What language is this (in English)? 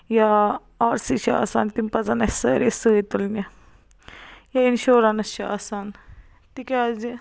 Kashmiri